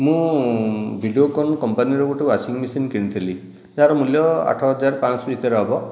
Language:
Odia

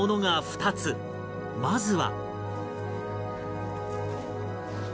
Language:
Japanese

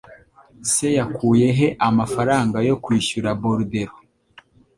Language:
Kinyarwanda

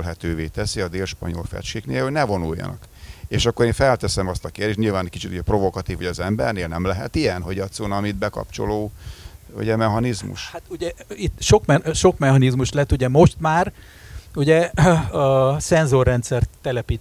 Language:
Hungarian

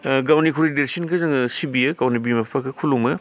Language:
Bodo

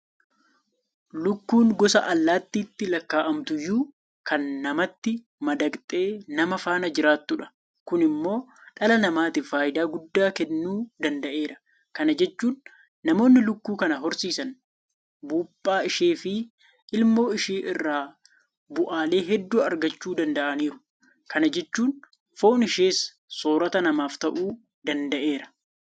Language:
Oromo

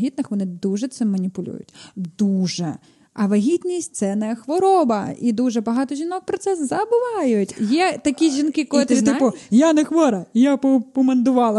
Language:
Ukrainian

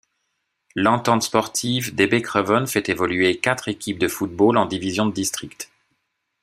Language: French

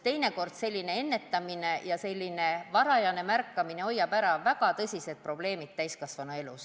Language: Estonian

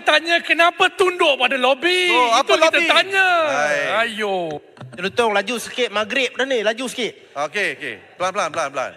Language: Malay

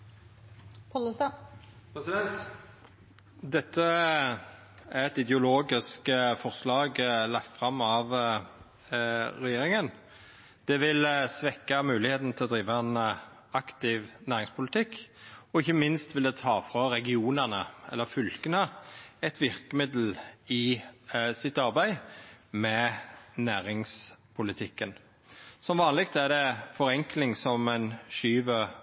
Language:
Norwegian Nynorsk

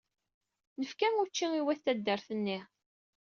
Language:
Kabyle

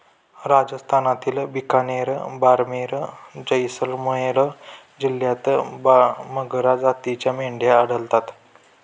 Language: Marathi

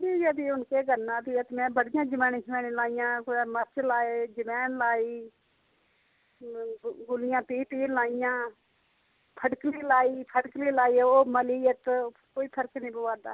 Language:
Dogri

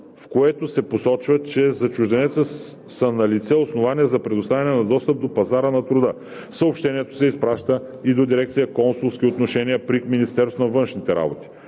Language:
Bulgarian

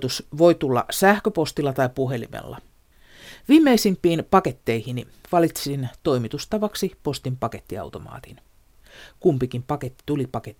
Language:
Finnish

